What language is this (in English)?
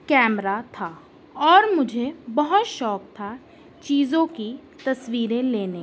Urdu